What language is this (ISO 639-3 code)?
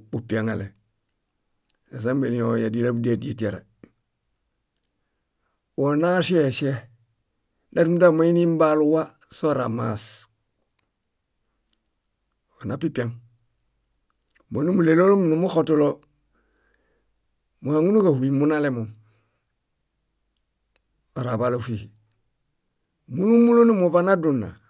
bda